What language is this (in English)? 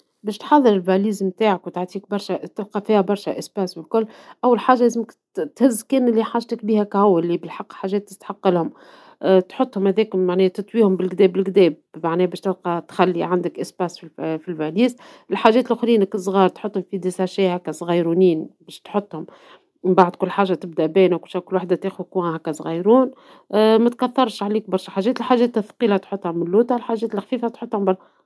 Tunisian Arabic